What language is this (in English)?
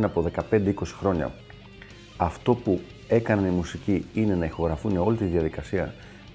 Greek